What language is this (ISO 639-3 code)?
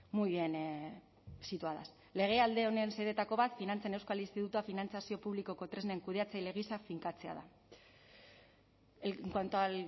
eus